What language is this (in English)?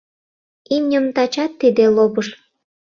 Mari